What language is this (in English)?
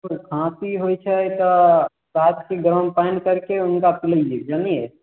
Maithili